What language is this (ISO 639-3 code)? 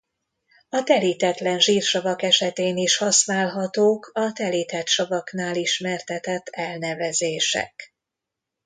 hun